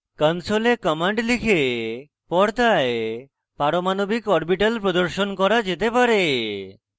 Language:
Bangla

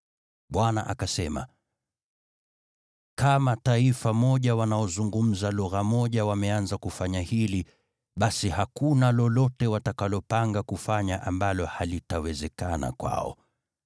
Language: Swahili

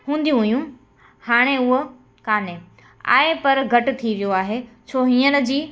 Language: Sindhi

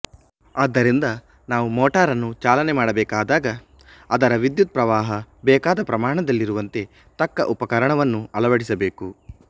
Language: Kannada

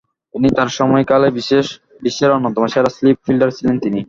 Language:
Bangla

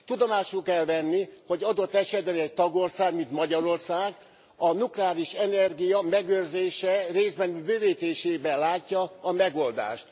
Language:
Hungarian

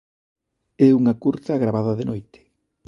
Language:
Galician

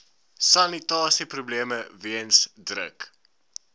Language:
Afrikaans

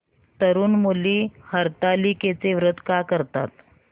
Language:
Marathi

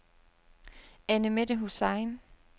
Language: Danish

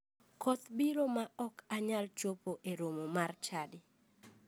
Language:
Luo (Kenya and Tanzania)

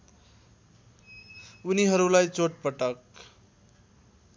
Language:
Nepali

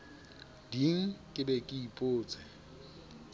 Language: Southern Sotho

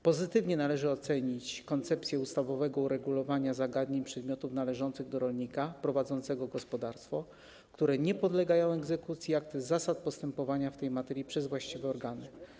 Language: Polish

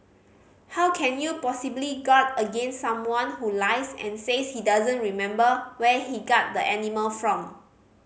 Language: English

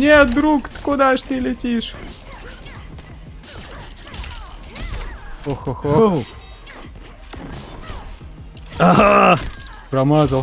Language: Russian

